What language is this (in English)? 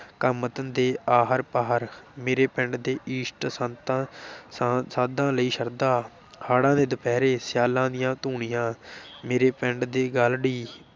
Punjabi